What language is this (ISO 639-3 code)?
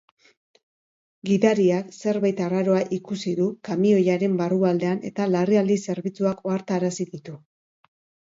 eus